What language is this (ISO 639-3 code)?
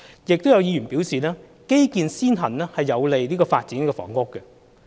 yue